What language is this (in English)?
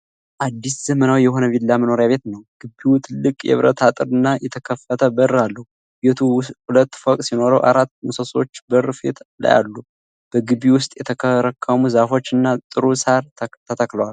Amharic